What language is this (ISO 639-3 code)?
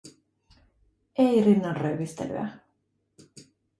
fin